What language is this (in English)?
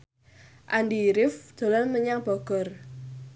Javanese